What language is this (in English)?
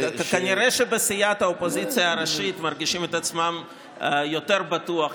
Hebrew